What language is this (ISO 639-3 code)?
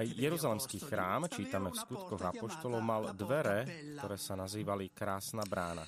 slk